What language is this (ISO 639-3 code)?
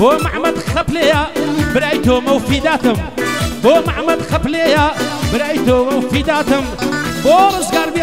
ron